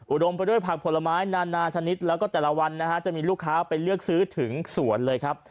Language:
Thai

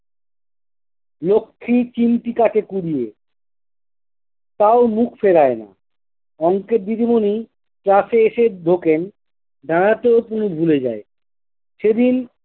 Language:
Bangla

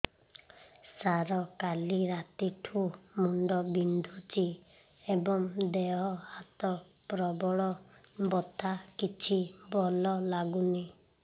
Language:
Odia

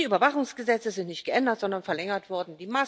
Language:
German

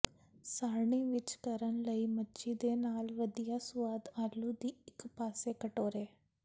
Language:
Punjabi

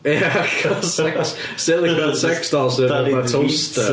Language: Welsh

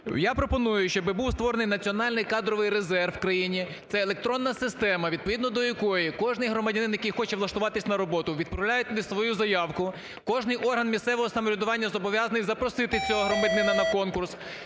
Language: Ukrainian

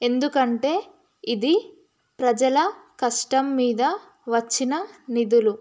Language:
Telugu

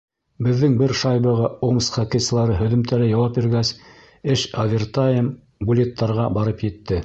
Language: Bashkir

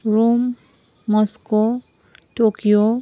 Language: Nepali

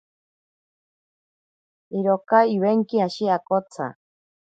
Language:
Ashéninka Perené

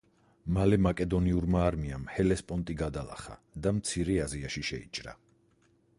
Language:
Georgian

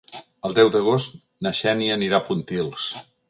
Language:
Catalan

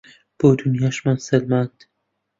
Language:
Central Kurdish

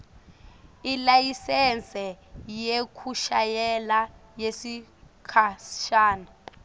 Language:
Swati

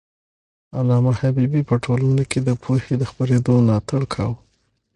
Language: Pashto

